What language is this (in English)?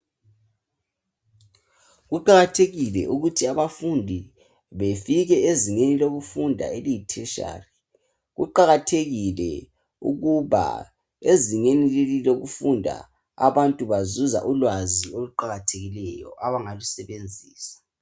North Ndebele